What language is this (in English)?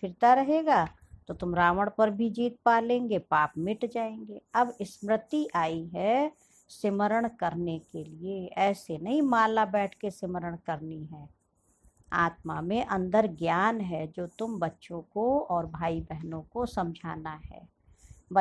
Hindi